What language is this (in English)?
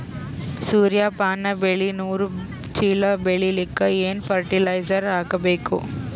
Kannada